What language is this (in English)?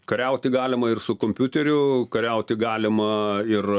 Lithuanian